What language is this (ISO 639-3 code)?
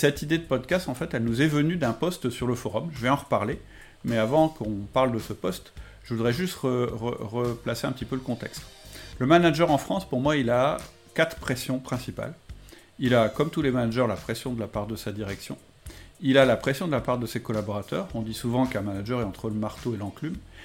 fra